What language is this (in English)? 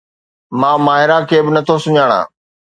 Sindhi